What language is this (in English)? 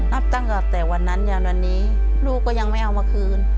Thai